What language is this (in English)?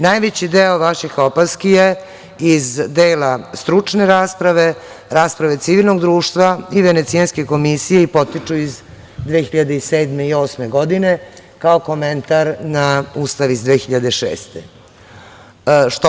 Serbian